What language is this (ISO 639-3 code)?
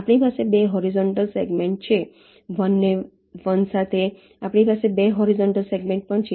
guj